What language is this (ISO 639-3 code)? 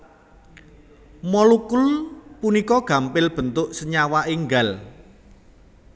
jav